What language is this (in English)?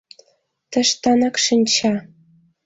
Mari